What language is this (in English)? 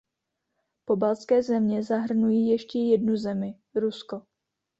Czech